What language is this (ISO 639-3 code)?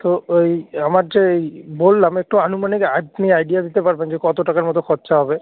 ben